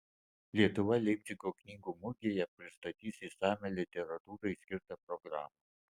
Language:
Lithuanian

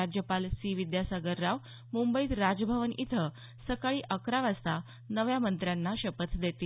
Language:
Marathi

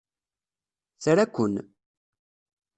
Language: Kabyle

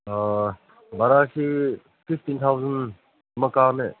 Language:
Manipuri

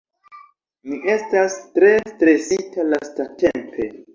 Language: Esperanto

